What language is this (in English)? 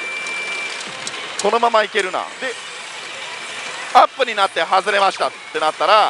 Japanese